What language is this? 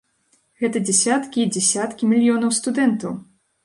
Belarusian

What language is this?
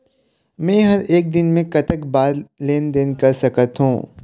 Chhattisgarhi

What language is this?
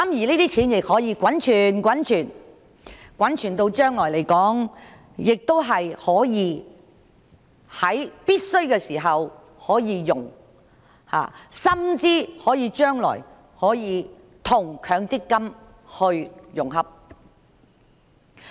Cantonese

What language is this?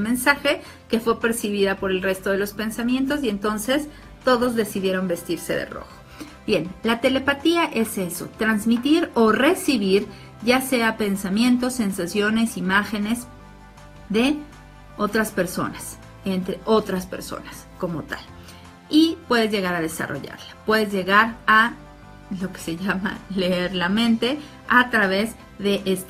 Spanish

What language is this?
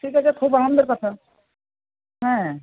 Bangla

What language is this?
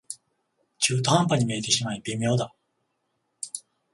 Japanese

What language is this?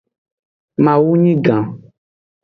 Aja (Benin)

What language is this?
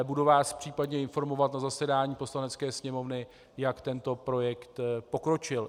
Czech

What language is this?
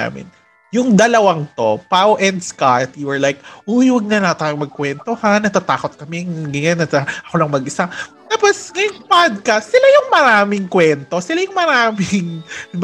Filipino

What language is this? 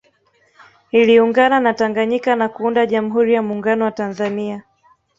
Swahili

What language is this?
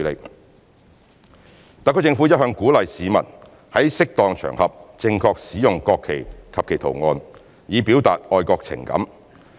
Cantonese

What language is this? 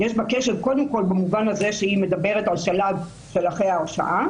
Hebrew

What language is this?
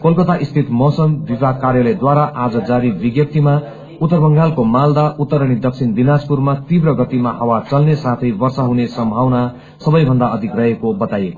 Nepali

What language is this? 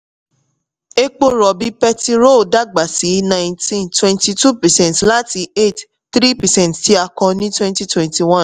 Yoruba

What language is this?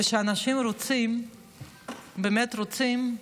Hebrew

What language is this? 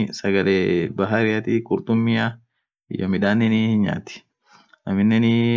Orma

